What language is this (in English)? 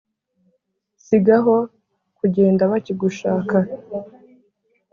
Kinyarwanda